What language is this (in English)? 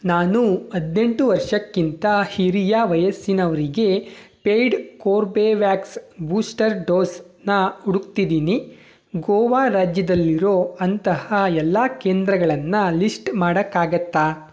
Kannada